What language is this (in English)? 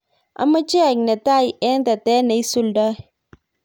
Kalenjin